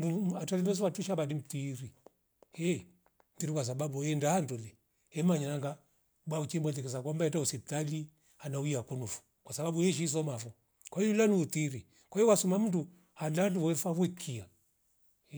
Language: Rombo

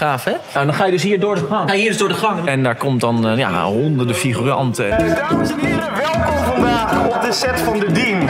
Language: Dutch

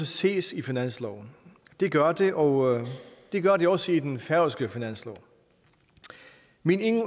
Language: Danish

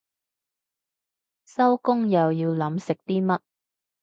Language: Cantonese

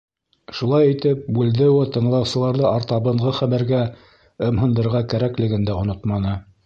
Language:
Bashkir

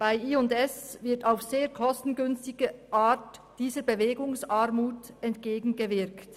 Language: Swiss German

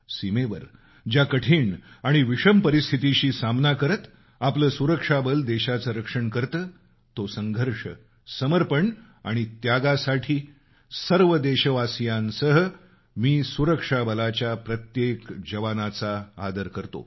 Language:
Marathi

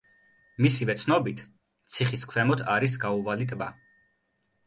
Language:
Georgian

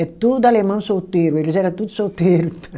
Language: Portuguese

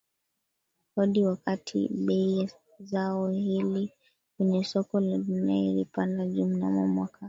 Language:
Swahili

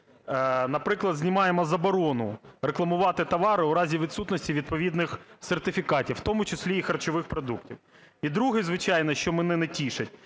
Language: Ukrainian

